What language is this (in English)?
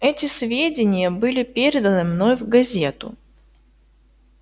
Russian